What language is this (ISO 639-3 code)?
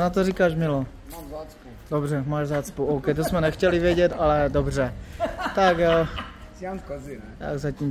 ces